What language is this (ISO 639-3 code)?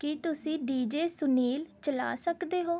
pan